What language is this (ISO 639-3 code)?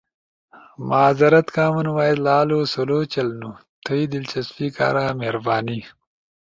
ush